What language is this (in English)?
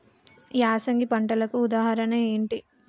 Telugu